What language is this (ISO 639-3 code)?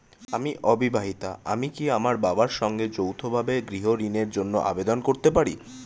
ben